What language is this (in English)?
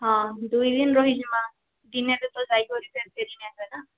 Odia